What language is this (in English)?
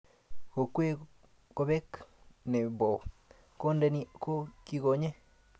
Kalenjin